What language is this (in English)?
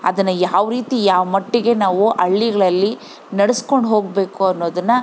Kannada